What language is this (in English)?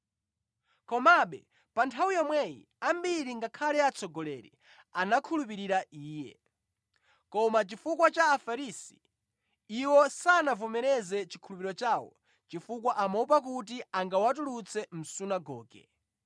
Nyanja